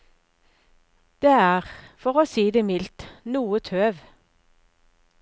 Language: Norwegian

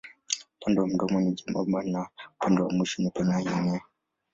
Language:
Swahili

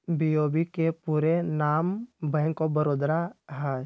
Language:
Magahi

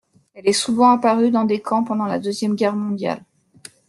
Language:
French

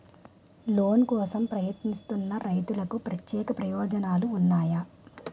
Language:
Telugu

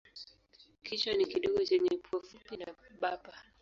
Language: Swahili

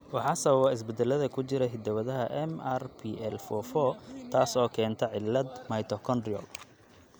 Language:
Somali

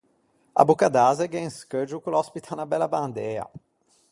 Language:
Ligurian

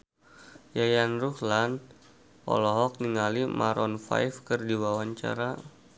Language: Sundanese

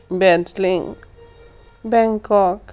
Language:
Punjabi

